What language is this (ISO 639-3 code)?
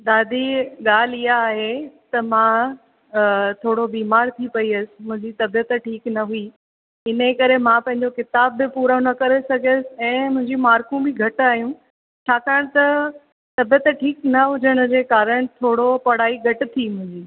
snd